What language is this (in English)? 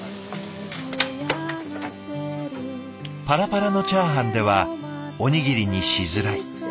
Japanese